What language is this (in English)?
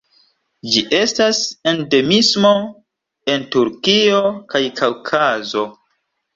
Esperanto